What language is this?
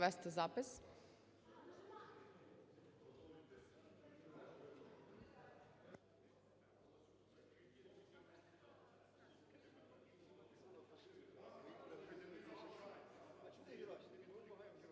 Ukrainian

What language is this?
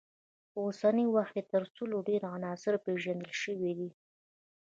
Pashto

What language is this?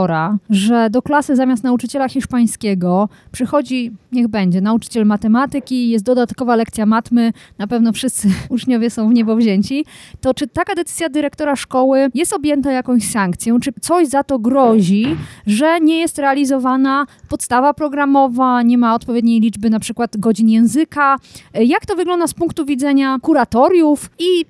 Polish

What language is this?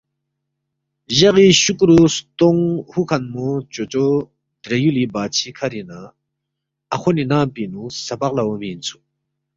Balti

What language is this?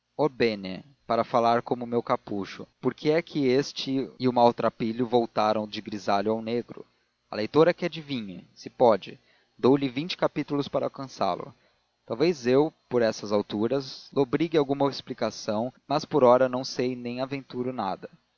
Portuguese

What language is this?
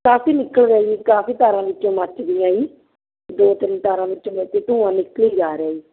Punjabi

